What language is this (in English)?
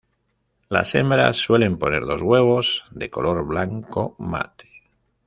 Spanish